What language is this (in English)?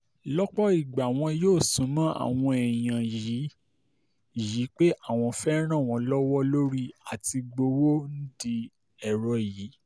Yoruba